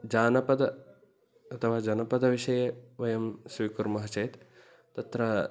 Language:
Sanskrit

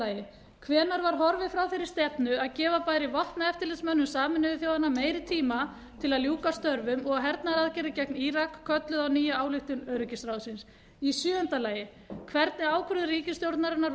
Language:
Icelandic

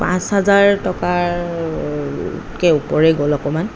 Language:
Assamese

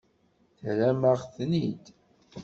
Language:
Kabyle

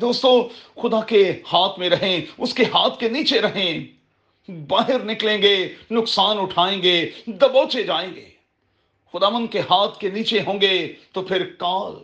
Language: Urdu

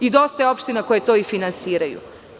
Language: Serbian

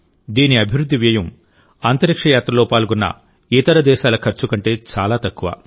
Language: Telugu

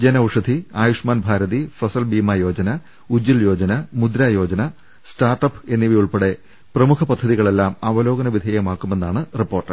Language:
Malayalam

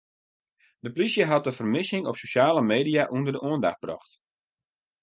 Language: Western Frisian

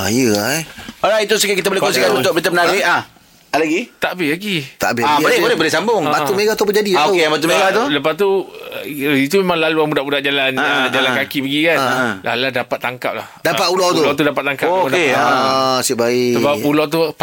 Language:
Malay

